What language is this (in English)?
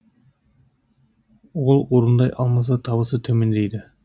Kazakh